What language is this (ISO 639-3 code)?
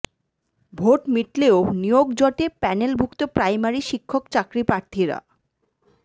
ben